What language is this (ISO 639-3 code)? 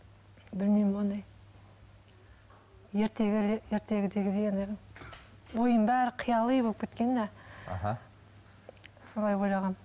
kaz